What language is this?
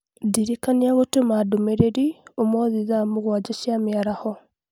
Kikuyu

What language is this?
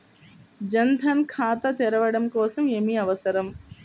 Telugu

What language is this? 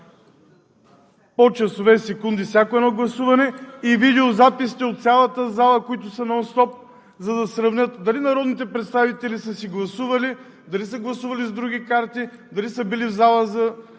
Bulgarian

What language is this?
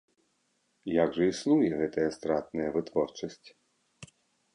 Belarusian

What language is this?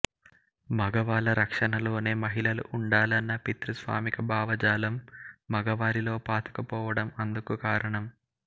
Telugu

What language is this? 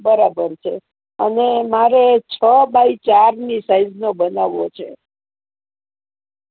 Gujarati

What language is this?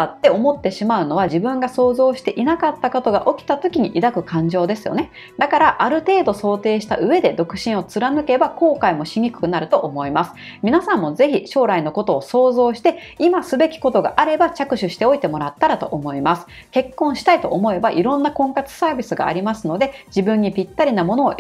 Japanese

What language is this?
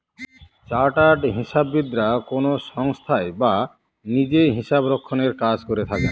Bangla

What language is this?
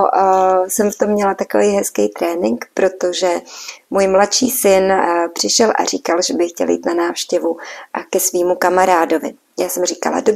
Czech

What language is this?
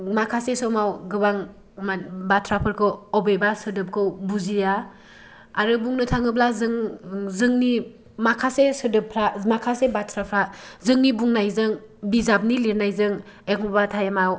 Bodo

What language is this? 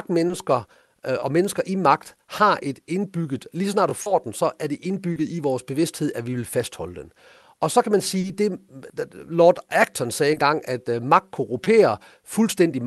Danish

